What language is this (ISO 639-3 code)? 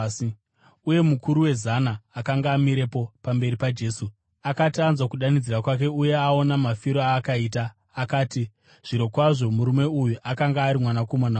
sna